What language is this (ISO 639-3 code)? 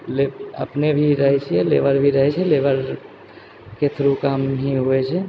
mai